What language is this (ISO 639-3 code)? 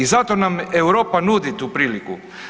hrv